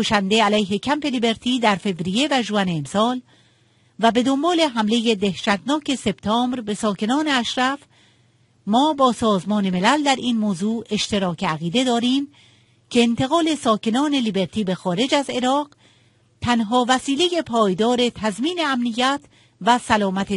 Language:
Persian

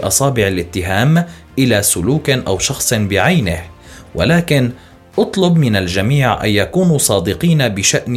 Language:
Arabic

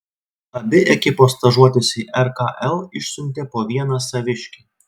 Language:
Lithuanian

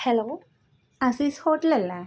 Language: Malayalam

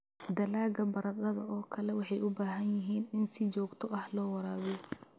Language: Somali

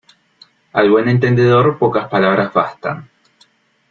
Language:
Spanish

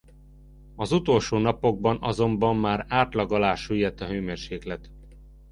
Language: Hungarian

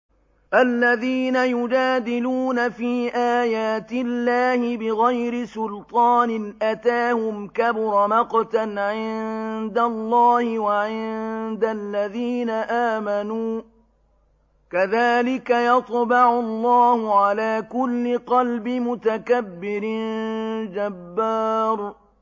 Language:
Arabic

